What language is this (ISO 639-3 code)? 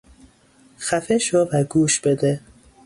fas